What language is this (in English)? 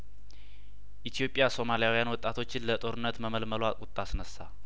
Amharic